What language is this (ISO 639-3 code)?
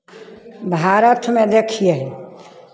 mai